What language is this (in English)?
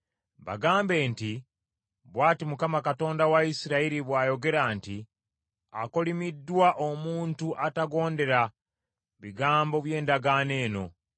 Ganda